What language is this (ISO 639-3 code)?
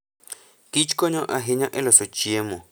luo